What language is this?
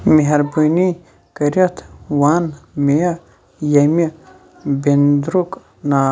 Kashmiri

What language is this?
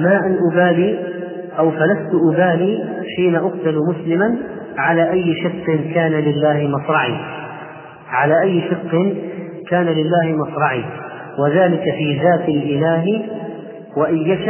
Arabic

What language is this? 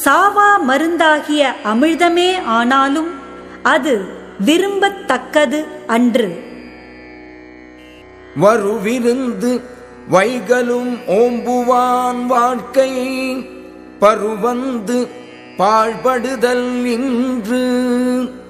Tamil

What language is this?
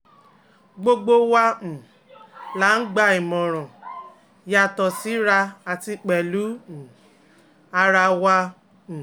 Yoruba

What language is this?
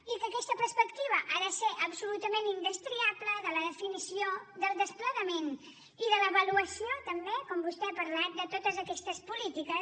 Catalan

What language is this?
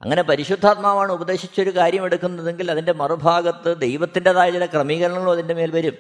Malayalam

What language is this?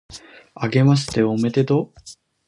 Japanese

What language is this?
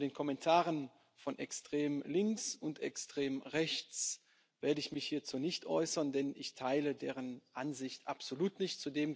German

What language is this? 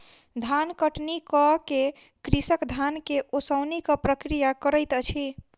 Maithili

